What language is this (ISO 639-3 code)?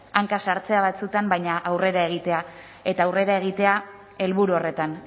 eus